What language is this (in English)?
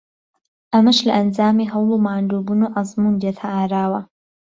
Central Kurdish